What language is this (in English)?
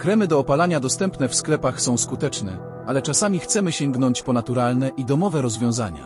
Polish